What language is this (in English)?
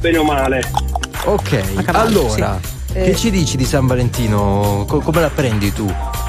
Italian